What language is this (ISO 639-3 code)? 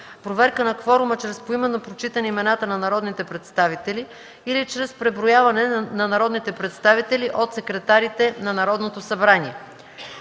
bul